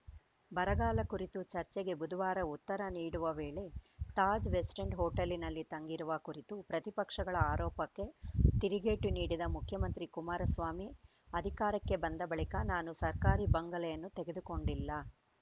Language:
Kannada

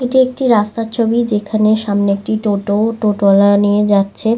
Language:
Bangla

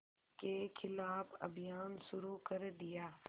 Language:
Hindi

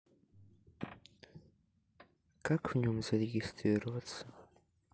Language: Russian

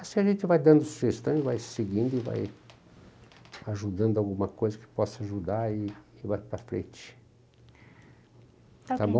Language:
Portuguese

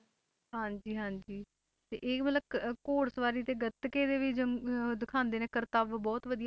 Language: Punjabi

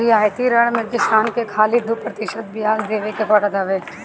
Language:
Bhojpuri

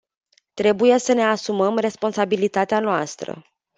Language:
Romanian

